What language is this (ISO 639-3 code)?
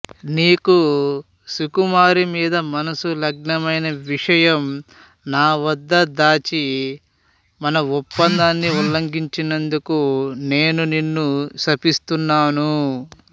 tel